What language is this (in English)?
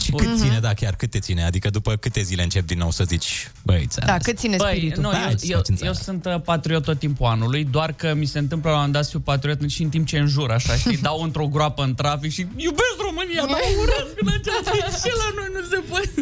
Romanian